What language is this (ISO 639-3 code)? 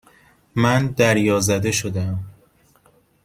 fas